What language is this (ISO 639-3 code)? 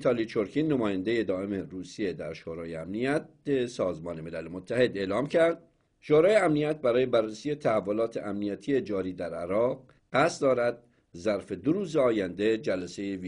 fas